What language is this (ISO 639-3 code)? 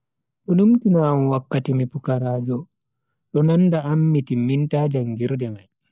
fui